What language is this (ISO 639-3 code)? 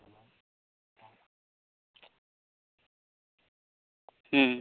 sat